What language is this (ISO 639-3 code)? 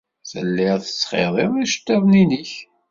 kab